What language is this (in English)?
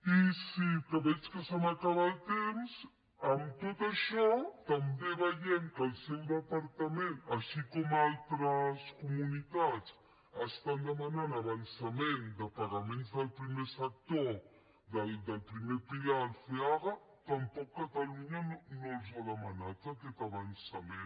Catalan